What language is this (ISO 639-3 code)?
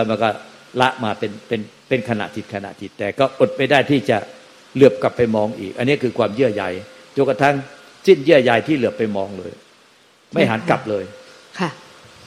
tha